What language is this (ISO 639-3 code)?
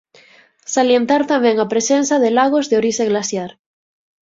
glg